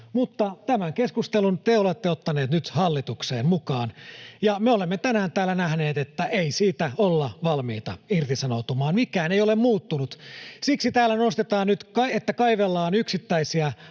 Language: Finnish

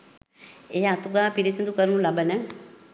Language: Sinhala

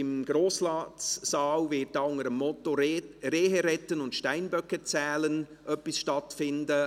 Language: Swiss German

